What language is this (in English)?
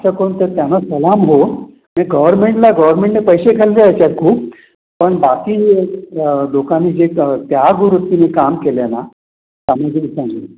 Marathi